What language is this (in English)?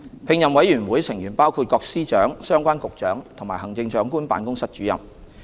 Cantonese